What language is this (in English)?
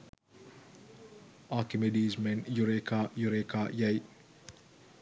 Sinhala